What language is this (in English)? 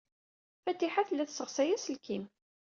Kabyle